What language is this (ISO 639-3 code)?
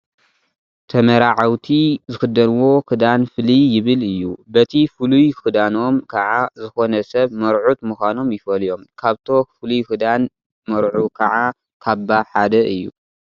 tir